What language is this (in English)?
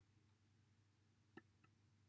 Welsh